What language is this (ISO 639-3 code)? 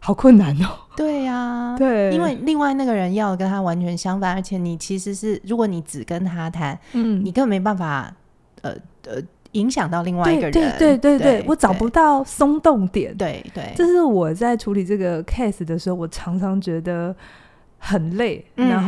zho